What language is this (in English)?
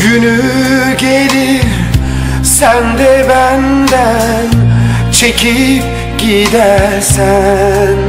Turkish